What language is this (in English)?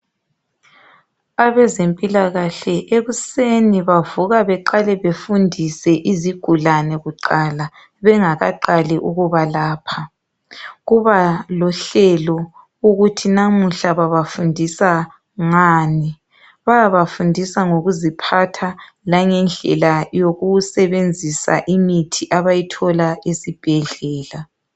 North Ndebele